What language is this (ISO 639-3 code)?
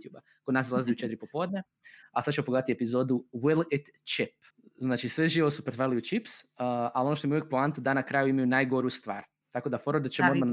hrv